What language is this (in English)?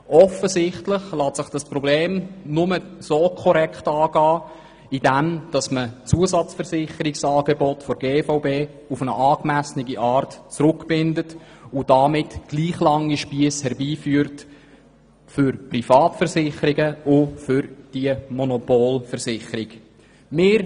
Swiss German